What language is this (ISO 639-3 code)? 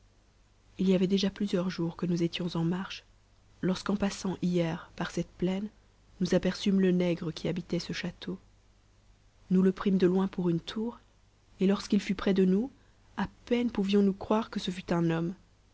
fra